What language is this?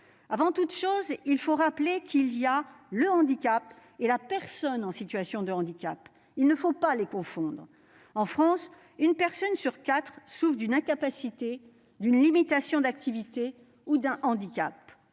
French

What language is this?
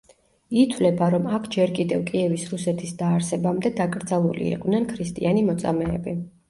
Georgian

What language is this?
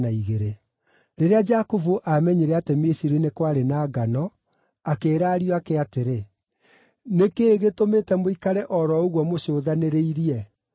Kikuyu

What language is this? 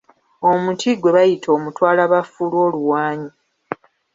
Ganda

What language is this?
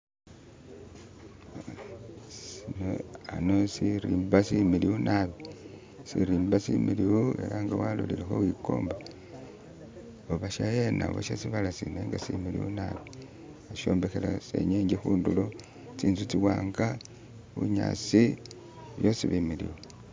Masaaba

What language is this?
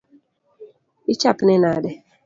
Luo (Kenya and Tanzania)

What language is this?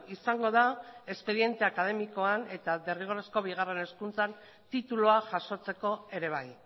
Basque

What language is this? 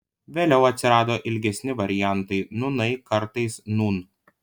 Lithuanian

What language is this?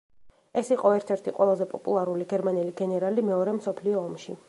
Georgian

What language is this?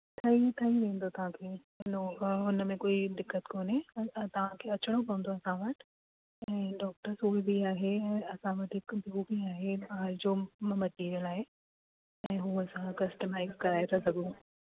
Sindhi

